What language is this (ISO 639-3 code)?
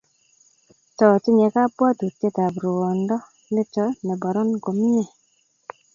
kln